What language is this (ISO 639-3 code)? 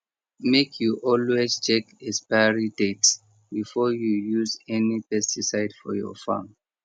pcm